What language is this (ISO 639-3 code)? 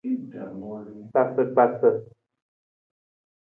nmz